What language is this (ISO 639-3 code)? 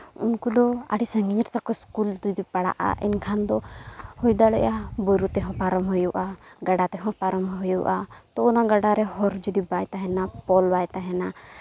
sat